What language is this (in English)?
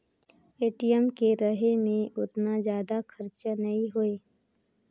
Chhattisgarhi